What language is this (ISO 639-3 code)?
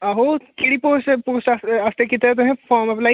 doi